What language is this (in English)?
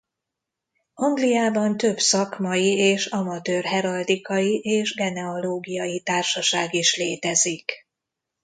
Hungarian